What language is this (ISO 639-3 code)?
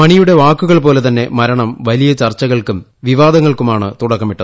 mal